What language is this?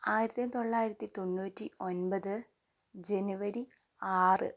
Malayalam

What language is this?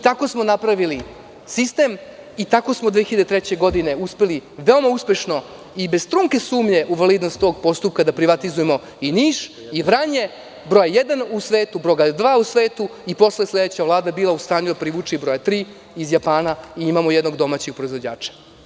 Serbian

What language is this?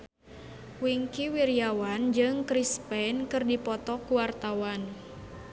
Sundanese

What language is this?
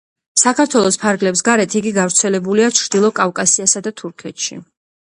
Georgian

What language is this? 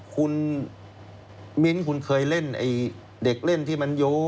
Thai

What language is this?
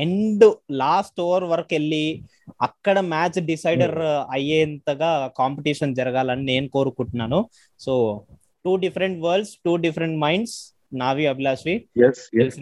Telugu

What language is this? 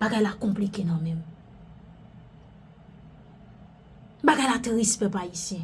French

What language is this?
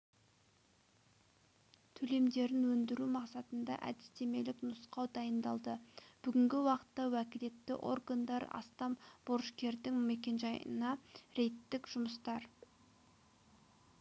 Kazakh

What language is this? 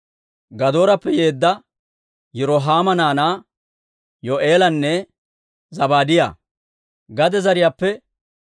Dawro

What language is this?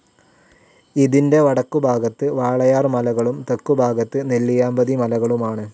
Malayalam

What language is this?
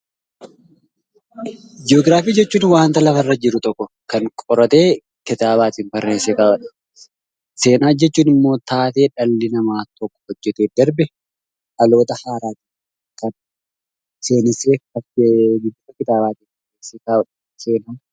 Oromo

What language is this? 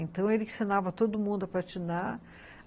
Portuguese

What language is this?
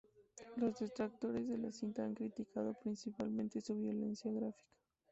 Spanish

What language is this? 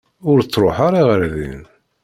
Kabyle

